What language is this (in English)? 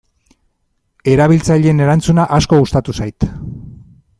Basque